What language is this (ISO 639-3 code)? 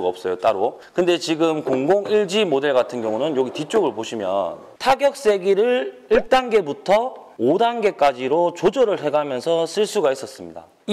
kor